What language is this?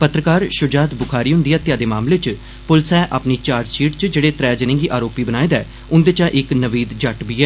Dogri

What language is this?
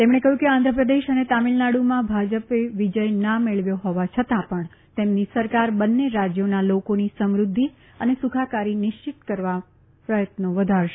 Gujarati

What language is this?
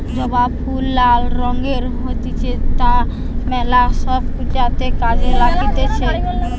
Bangla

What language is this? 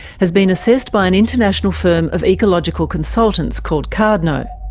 English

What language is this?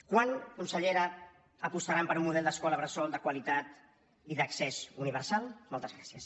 Catalan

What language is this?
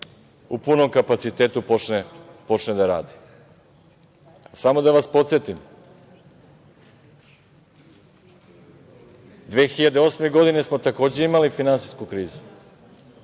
Serbian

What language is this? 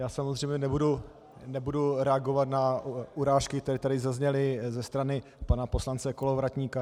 Czech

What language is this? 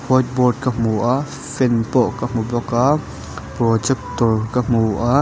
Mizo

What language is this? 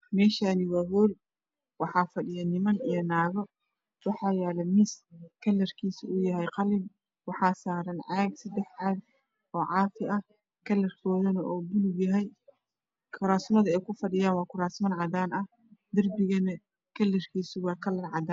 Somali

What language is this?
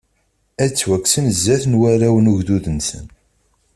Kabyle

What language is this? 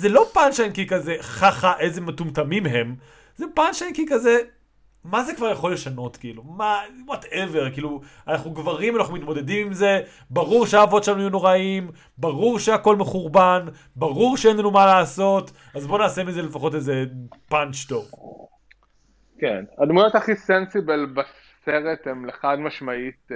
Hebrew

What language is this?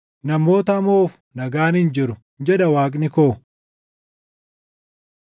Oromo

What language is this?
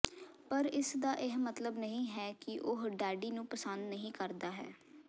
Punjabi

